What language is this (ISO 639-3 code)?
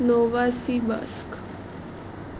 kok